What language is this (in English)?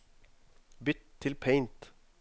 Norwegian